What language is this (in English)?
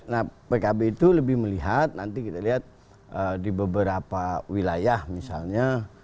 Indonesian